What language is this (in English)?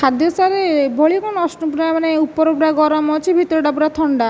Odia